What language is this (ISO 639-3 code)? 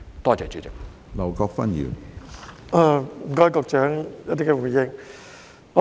yue